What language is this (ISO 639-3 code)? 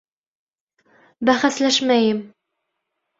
bak